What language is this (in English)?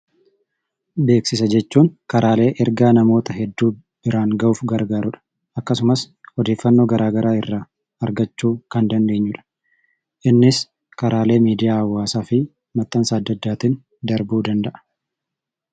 Oromo